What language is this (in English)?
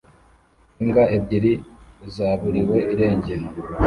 Kinyarwanda